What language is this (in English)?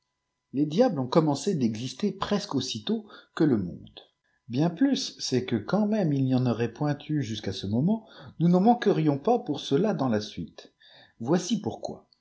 French